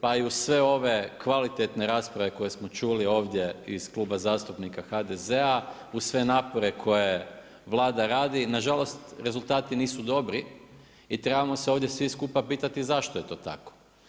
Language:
Croatian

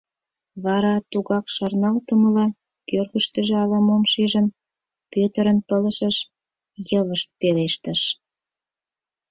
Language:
Mari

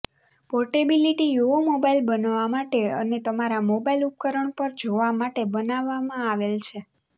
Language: Gujarati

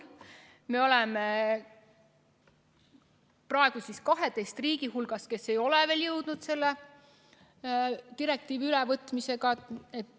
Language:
Estonian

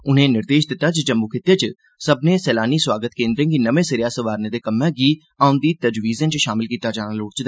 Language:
Dogri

